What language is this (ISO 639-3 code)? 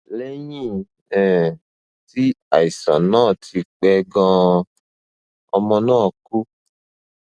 yor